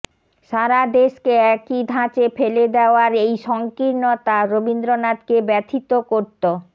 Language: Bangla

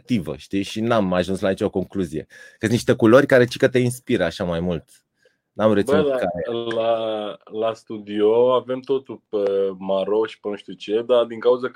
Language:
Romanian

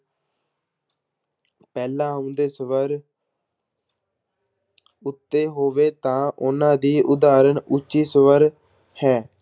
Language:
Punjabi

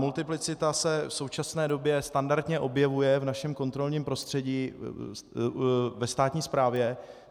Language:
Czech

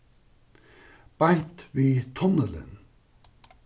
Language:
Faroese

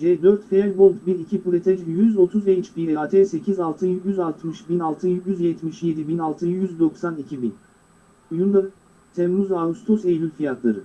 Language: Turkish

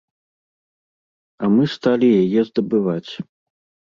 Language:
Belarusian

